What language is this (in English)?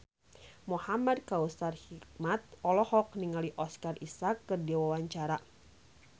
Sundanese